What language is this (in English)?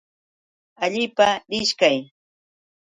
Yauyos Quechua